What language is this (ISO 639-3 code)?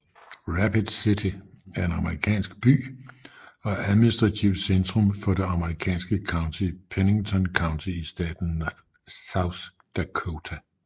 dan